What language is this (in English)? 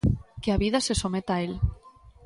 Galician